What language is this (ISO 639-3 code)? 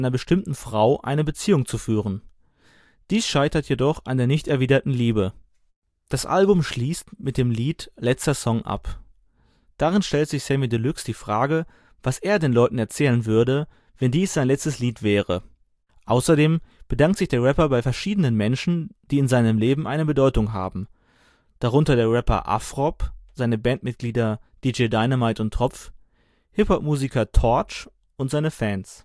deu